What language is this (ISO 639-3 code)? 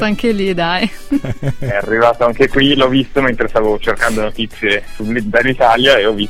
ita